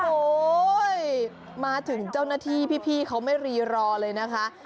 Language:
Thai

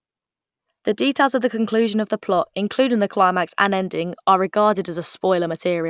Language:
English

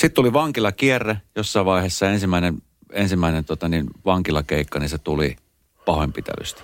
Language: Finnish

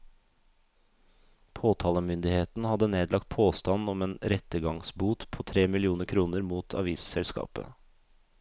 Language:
Norwegian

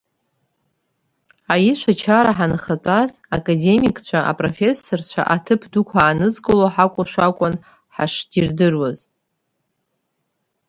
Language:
Abkhazian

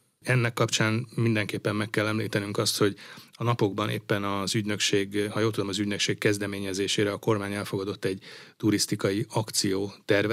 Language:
Hungarian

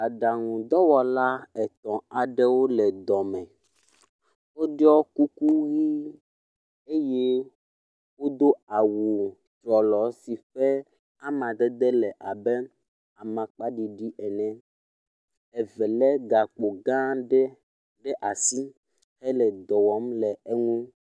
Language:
Ewe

